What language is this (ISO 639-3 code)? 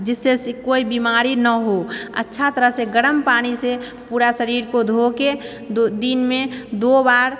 mai